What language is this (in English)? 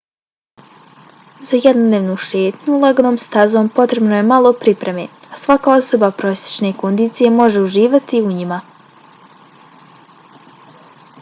Bosnian